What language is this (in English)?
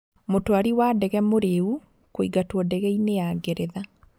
Kikuyu